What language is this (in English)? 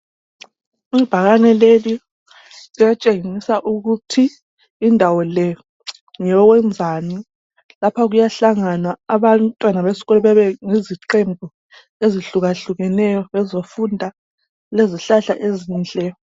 North Ndebele